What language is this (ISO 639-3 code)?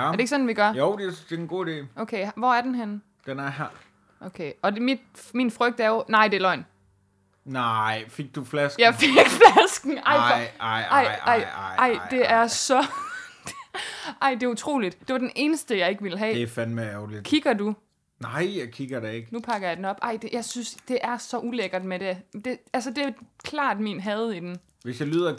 dan